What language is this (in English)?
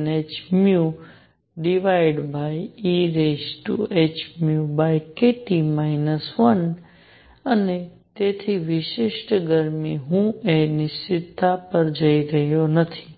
Gujarati